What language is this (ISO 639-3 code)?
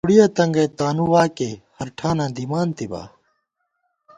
gwt